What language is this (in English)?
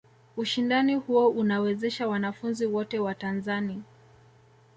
Swahili